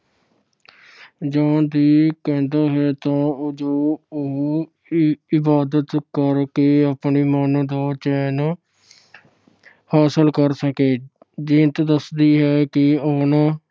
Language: Punjabi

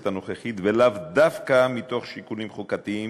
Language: Hebrew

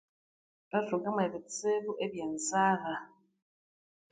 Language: Konzo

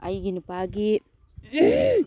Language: Manipuri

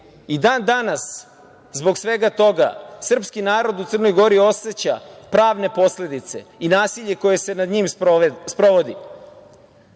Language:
Serbian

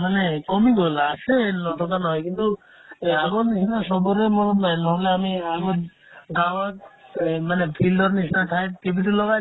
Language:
Assamese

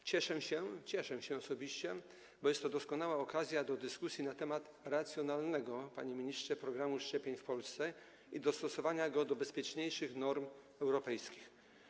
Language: Polish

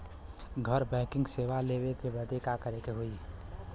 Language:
Bhojpuri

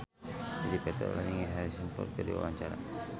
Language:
Sundanese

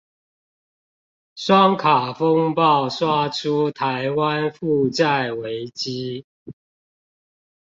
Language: Chinese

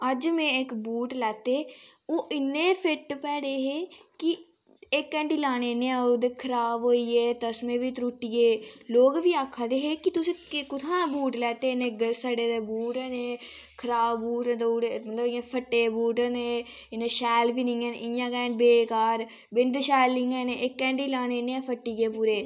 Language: Dogri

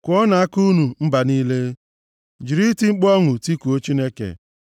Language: Igbo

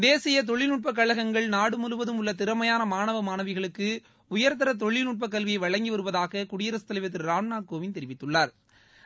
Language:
Tamil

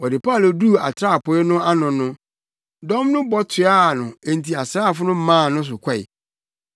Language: Akan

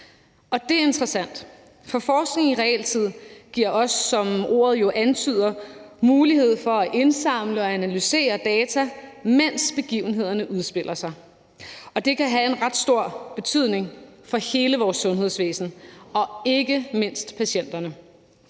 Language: Danish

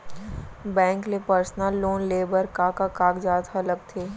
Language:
Chhattisgarhi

